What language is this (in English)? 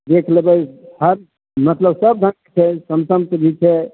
Maithili